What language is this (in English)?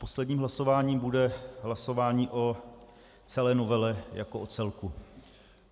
Czech